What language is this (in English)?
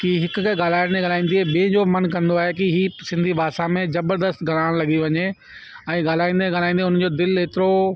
Sindhi